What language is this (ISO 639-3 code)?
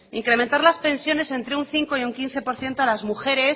spa